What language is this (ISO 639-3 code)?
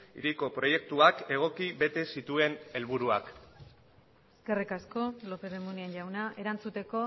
eus